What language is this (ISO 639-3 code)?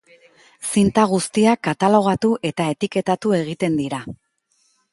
eus